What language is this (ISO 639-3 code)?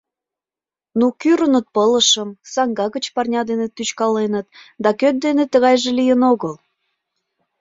chm